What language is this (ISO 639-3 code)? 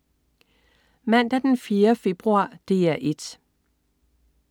dan